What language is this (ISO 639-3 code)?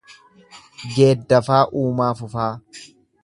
orm